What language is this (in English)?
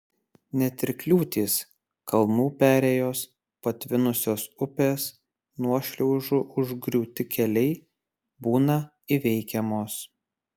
Lithuanian